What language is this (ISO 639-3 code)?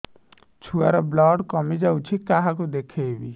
ori